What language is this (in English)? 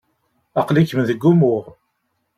Kabyle